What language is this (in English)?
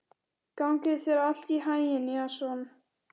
Icelandic